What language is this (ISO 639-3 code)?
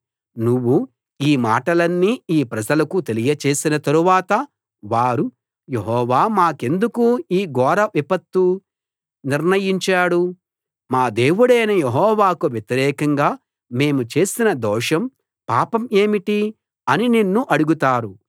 tel